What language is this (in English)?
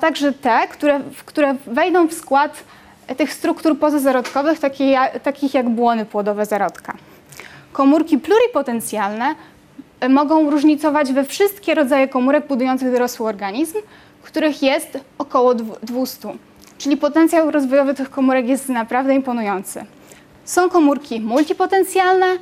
Polish